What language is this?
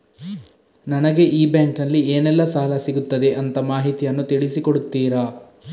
Kannada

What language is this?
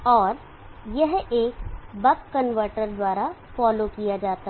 Hindi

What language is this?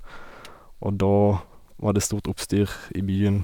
Norwegian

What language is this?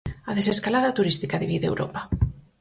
Galician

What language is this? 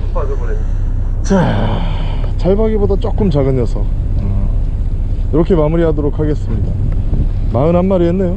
Korean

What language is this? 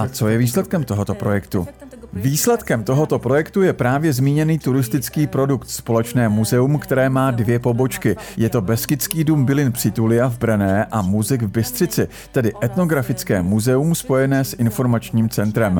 Czech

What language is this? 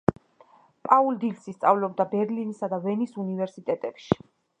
Georgian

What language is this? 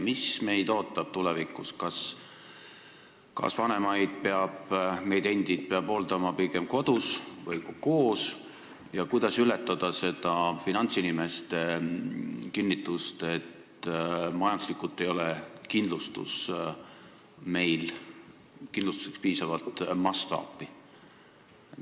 Estonian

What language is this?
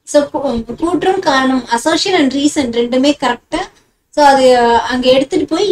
Indonesian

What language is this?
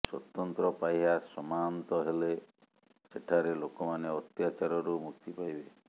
Odia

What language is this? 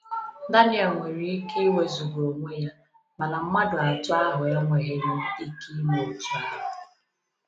Igbo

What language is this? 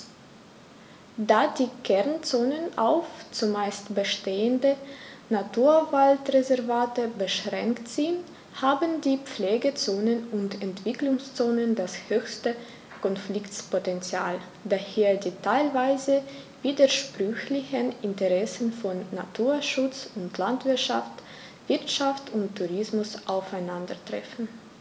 German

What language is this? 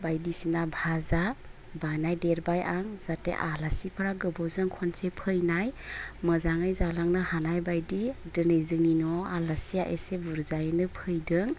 Bodo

